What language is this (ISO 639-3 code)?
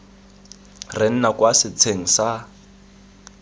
tsn